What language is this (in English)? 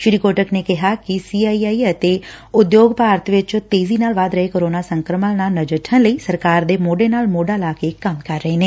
Punjabi